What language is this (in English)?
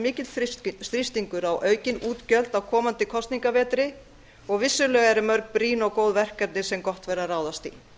Icelandic